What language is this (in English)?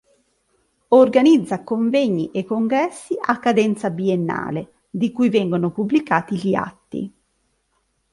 Italian